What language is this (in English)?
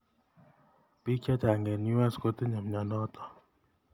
Kalenjin